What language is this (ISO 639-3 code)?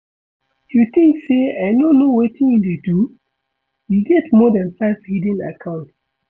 pcm